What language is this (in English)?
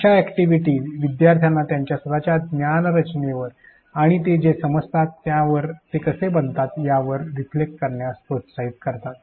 Marathi